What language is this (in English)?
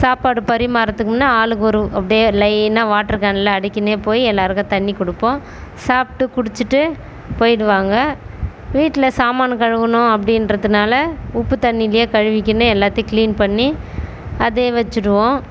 Tamil